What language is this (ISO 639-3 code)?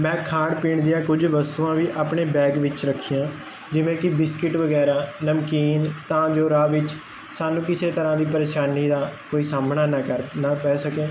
pan